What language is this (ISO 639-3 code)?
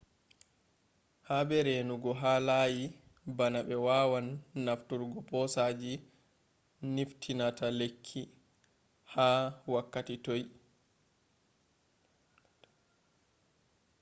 ful